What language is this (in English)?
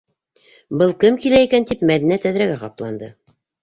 Bashkir